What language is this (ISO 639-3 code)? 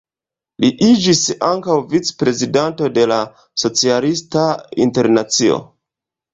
epo